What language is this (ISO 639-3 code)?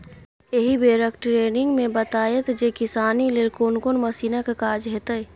mai